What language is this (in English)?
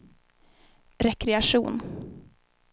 Swedish